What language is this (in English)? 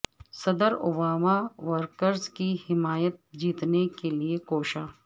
Urdu